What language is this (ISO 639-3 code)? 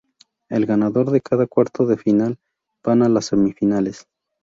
spa